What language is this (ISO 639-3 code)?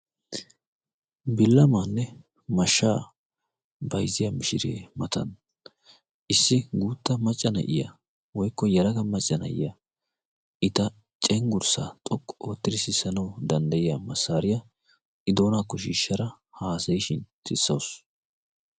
wal